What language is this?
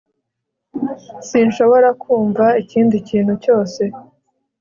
Kinyarwanda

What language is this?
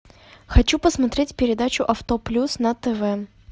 Russian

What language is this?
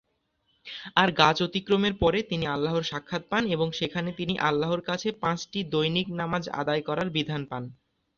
Bangla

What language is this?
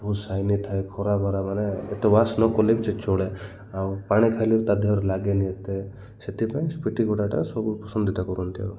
Odia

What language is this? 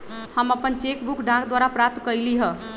Magahi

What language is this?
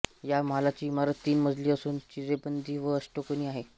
Marathi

